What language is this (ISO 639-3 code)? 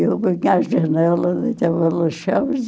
por